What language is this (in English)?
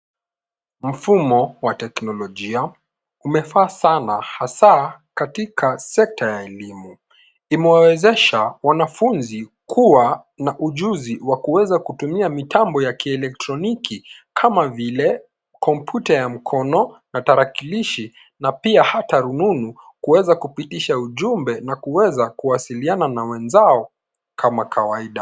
Swahili